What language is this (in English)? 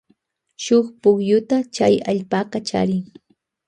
Loja Highland Quichua